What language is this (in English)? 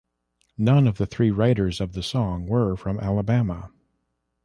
English